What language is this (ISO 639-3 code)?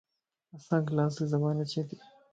lss